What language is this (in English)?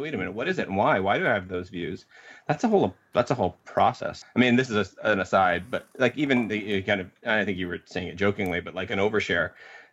English